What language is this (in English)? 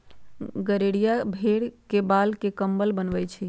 Magahi